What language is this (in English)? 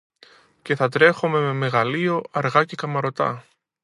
Greek